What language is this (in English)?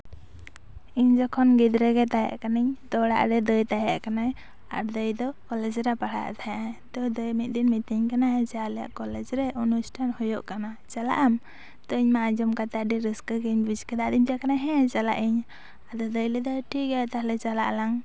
Santali